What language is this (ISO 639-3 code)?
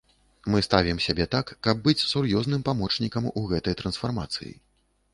bel